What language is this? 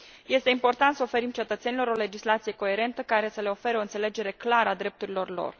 Romanian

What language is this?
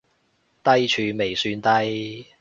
Cantonese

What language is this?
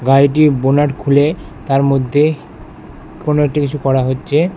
Bangla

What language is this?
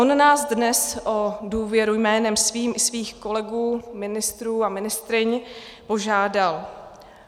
Czech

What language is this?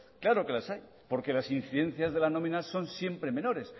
Spanish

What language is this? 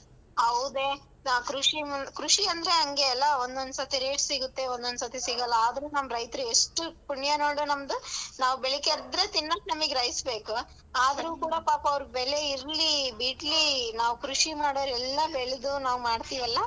Kannada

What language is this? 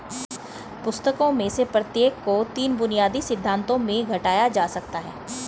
Hindi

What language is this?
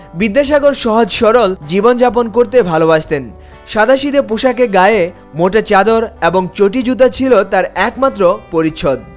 Bangla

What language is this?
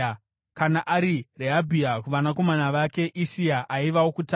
Shona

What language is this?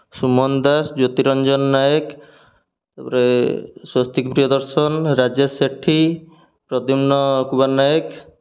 Odia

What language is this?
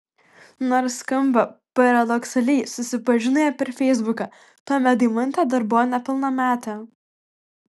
Lithuanian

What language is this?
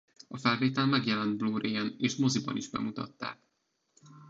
Hungarian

